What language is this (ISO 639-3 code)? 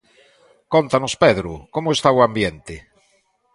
glg